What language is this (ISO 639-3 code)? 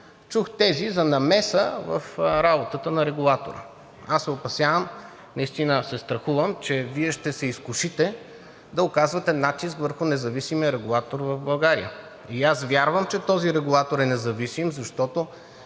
bul